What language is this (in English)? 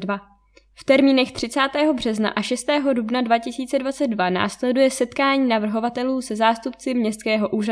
Czech